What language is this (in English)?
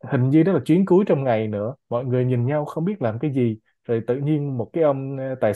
Vietnamese